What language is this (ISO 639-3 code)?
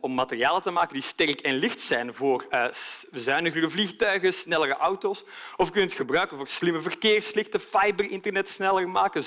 nld